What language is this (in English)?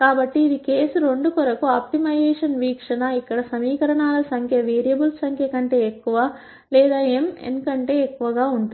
Telugu